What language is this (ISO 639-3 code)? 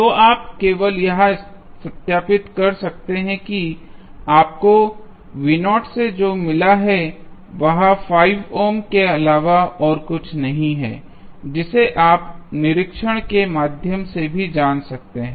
hin